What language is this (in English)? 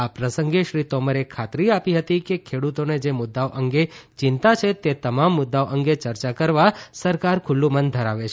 Gujarati